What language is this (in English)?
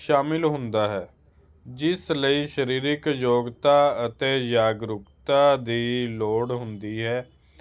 Punjabi